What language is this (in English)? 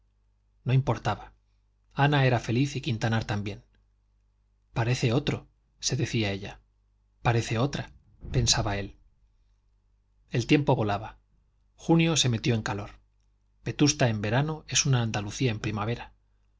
Spanish